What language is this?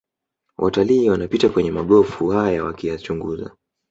Swahili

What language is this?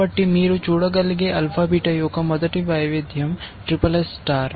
Telugu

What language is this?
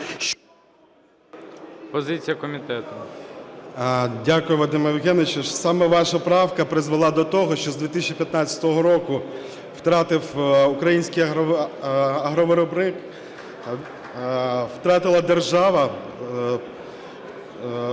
Ukrainian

